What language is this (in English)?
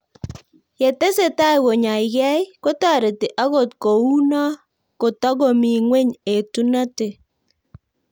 Kalenjin